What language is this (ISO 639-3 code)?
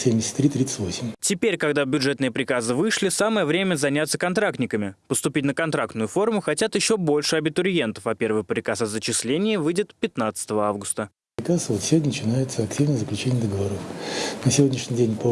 rus